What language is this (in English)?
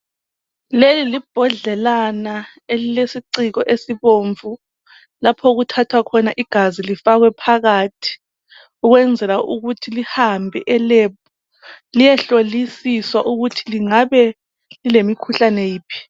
North Ndebele